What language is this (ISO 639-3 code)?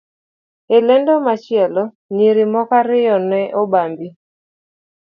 luo